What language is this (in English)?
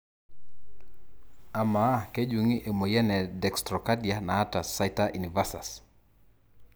Masai